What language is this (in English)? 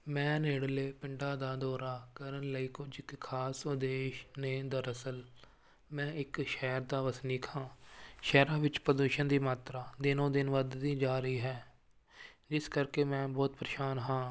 Punjabi